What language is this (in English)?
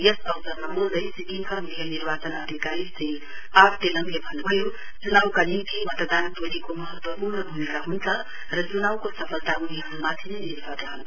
Nepali